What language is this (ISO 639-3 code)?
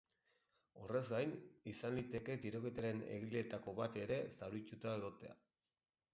eus